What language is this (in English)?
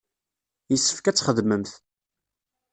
Kabyle